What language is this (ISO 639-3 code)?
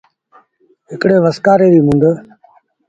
sbn